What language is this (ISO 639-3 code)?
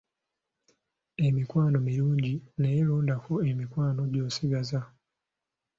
lug